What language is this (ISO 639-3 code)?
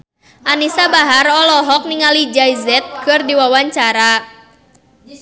sun